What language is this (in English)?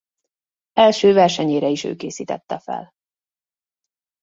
Hungarian